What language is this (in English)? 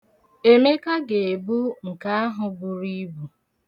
Igbo